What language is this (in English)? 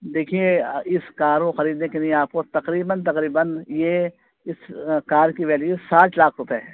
Urdu